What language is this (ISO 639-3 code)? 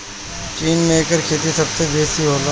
bho